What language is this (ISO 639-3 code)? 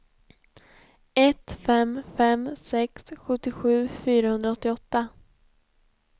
swe